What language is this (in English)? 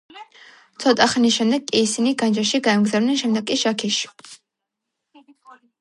Georgian